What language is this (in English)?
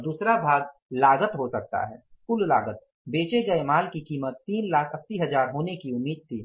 Hindi